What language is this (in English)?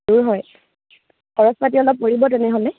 Assamese